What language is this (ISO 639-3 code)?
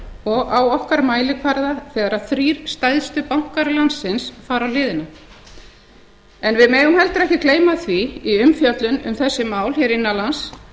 isl